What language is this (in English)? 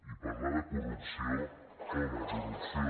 Catalan